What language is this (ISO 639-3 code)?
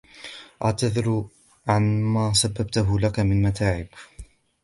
ara